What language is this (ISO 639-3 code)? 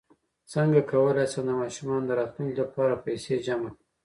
pus